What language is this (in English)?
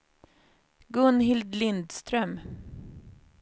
Swedish